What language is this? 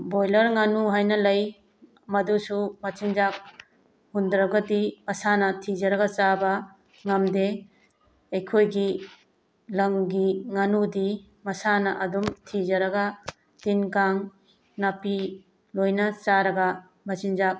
Manipuri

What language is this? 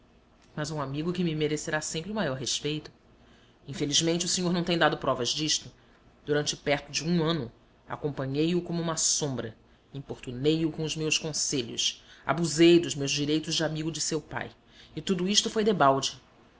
Portuguese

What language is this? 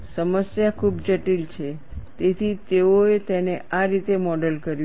Gujarati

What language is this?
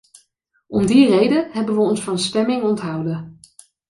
Dutch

